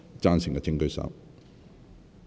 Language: Cantonese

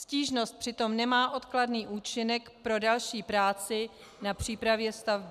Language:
Czech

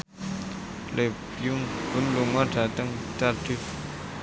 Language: Javanese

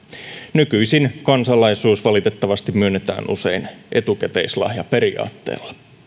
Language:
Finnish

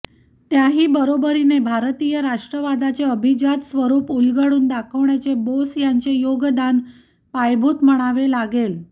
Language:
Marathi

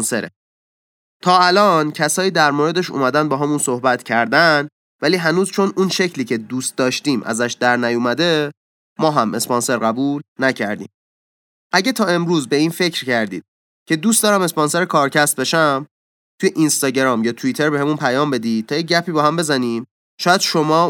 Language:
Persian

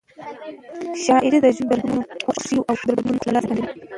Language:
Pashto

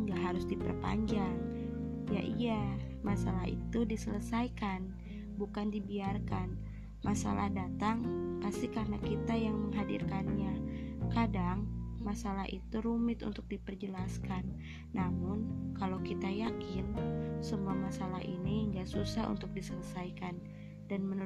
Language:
Indonesian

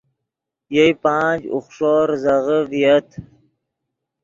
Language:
Yidgha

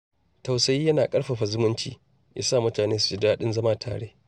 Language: Hausa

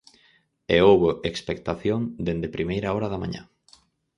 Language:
Galician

